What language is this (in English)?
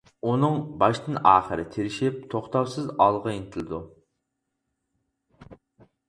Uyghur